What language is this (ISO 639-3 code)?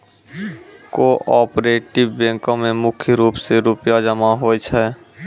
mai